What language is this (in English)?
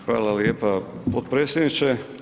Croatian